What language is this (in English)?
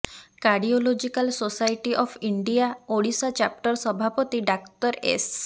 Odia